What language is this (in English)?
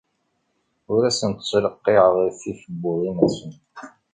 Kabyle